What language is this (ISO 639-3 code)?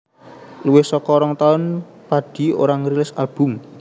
jav